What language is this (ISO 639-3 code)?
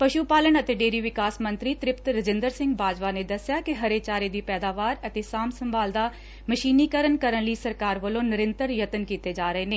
pan